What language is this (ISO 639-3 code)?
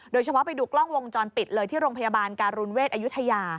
tha